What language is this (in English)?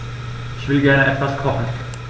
German